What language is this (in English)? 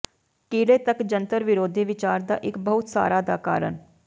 Punjabi